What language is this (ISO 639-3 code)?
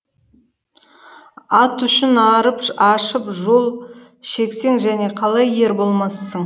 kaz